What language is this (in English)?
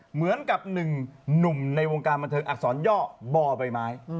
Thai